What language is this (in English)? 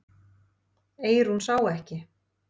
Icelandic